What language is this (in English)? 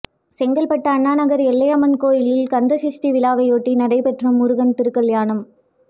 Tamil